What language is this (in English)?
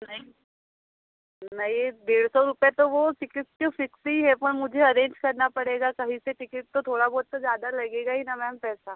Hindi